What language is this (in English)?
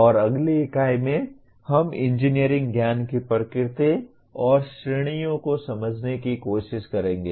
Hindi